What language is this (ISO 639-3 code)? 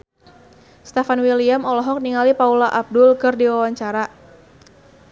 sun